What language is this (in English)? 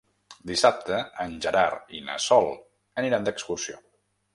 Catalan